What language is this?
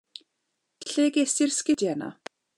Welsh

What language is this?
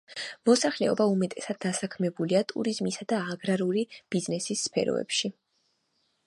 Georgian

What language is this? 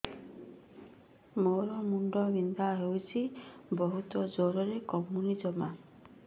Odia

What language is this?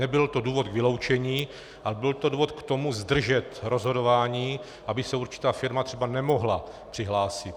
Czech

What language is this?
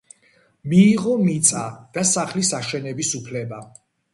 Georgian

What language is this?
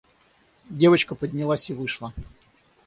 Russian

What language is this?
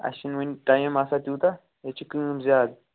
Kashmiri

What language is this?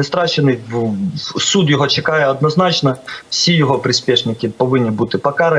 Ukrainian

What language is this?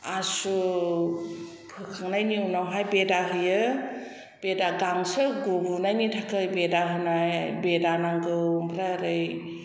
Bodo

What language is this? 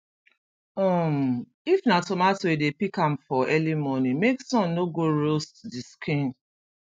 Nigerian Pidgin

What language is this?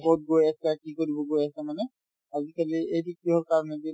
Assamese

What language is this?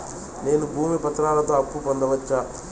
Telugu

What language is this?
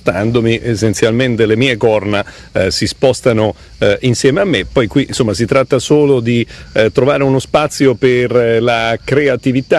Italian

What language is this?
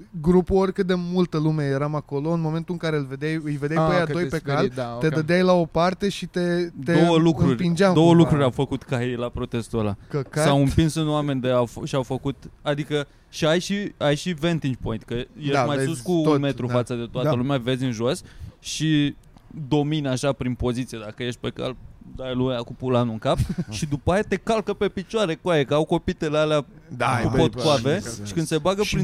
Romanian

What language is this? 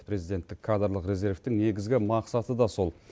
Kazakh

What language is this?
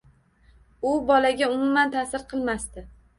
Uzbek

